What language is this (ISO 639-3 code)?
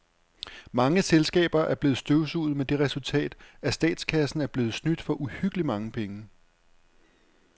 dan